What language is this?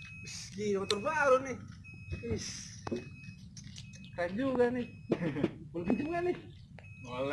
Indonesian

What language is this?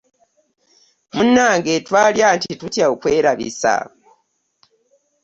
Ganda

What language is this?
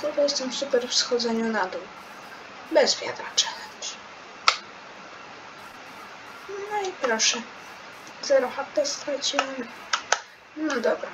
Polish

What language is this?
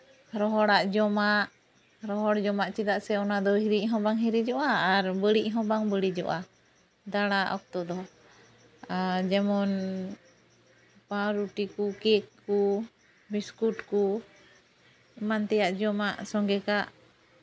Santali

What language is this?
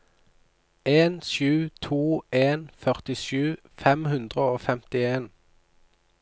Norwegian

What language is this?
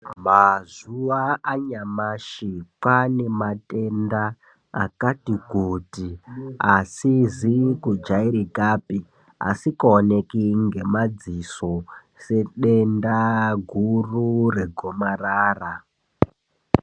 Ndau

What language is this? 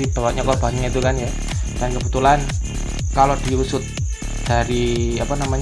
Indonesian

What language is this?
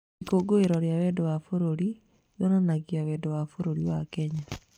Kikuyu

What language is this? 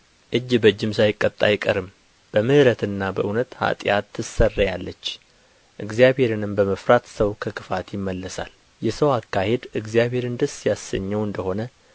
Amharic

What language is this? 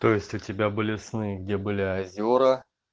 Russian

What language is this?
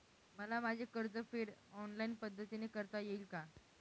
Marathi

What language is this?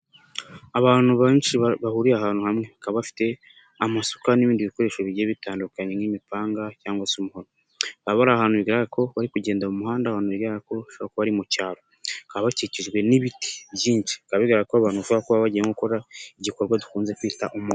Kinyarwanda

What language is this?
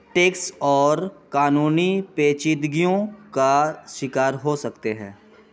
Urdu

